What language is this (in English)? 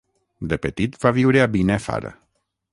Catalan